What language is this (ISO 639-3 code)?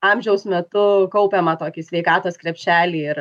lit